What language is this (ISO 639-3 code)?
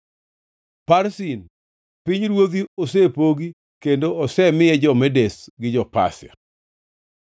luo